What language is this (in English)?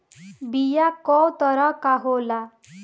Bhojpuri